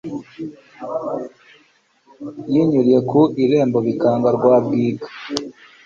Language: Kinyarwanda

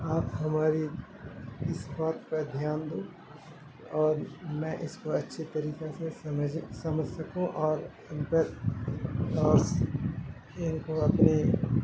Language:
Urdu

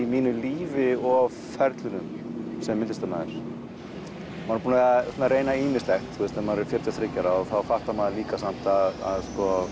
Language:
Icelandic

